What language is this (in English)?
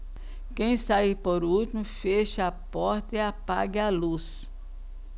Portuguese